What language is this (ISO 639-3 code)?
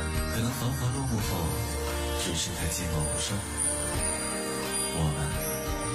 zho